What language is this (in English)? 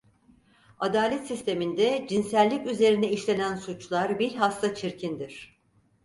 Turkish